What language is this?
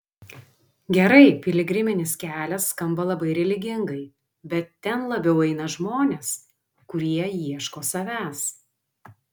Lithuanian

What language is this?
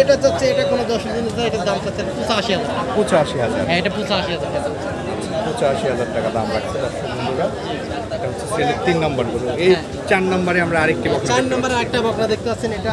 Turkish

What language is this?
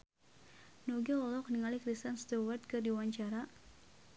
Sundanese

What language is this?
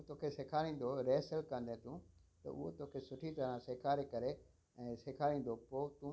Sindhi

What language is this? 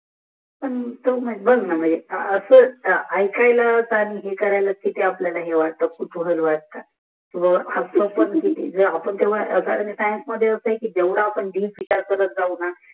Marathi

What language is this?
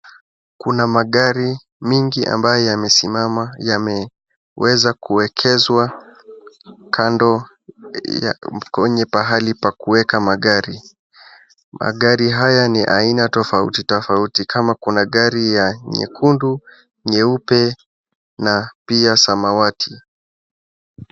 Swahili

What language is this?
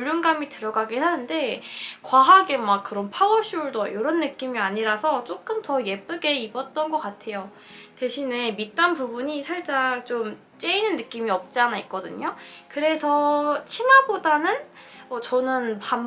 Korean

